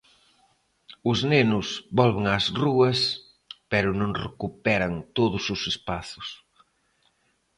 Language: Galician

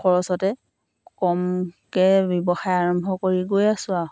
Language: Assamese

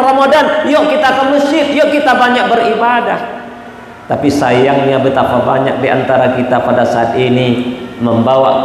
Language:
Indonesian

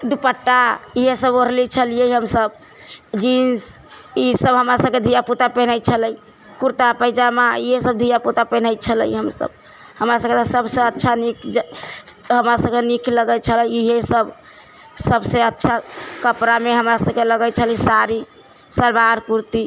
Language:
Maithili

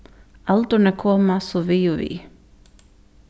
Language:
Faroese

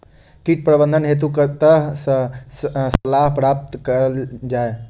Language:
Maithili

